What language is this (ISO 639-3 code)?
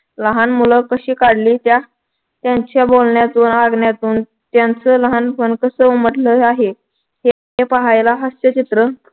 mar